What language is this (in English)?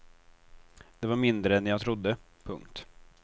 Swedish